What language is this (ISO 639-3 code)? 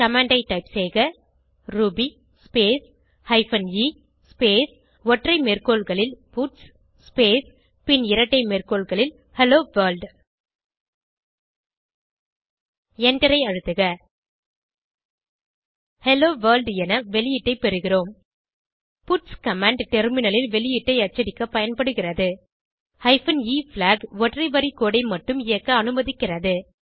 tam